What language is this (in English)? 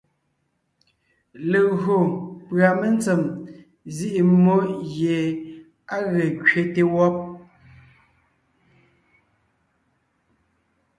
Ngiemboon